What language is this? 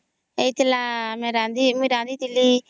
Odia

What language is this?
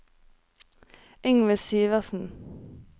Norwegian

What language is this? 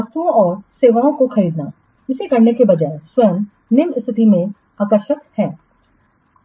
Hindi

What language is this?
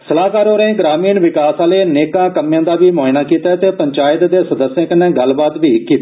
Dogri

